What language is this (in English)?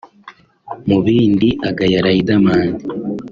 Kinyarwanda